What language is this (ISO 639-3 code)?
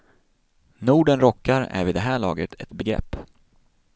swe